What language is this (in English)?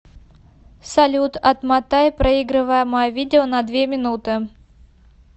Russian